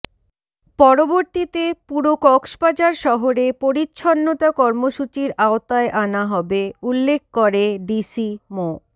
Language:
Bangla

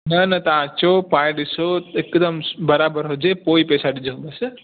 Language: Sindhi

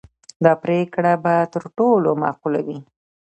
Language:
Pashto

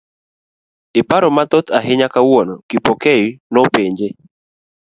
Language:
Luo (Kenya and Tanzania)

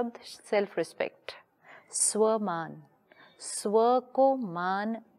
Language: Hindi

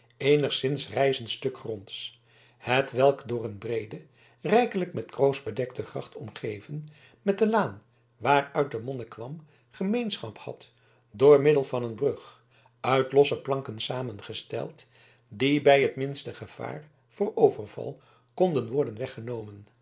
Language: Dutch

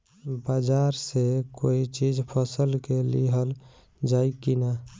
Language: Bhojpuri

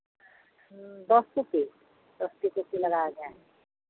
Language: Santali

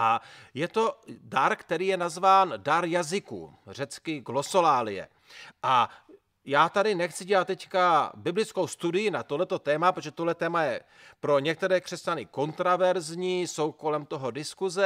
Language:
Czech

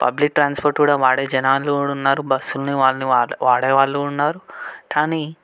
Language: Telugu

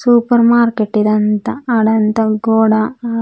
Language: Telugu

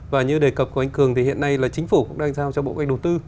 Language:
Vietnamese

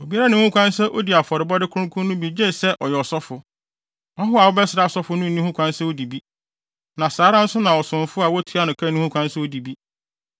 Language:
Akan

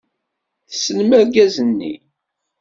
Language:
Kabyle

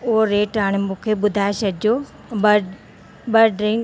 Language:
Sindhi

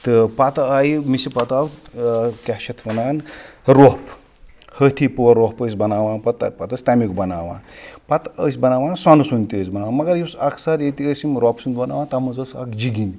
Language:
Kashmiri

